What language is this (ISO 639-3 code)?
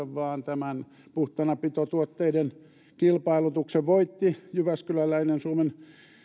fin